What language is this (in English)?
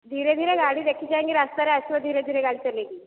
Odia